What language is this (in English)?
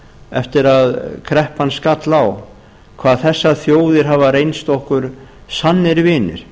Icelandic